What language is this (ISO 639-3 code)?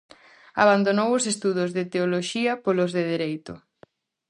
glg